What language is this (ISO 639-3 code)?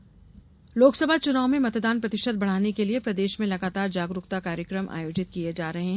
hin